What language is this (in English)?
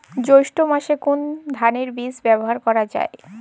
Bangla